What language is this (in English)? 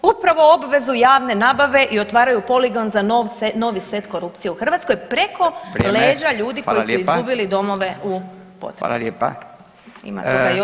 Croatian